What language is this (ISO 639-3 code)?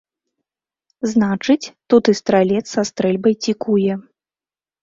bel